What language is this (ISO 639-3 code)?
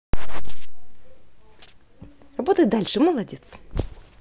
rus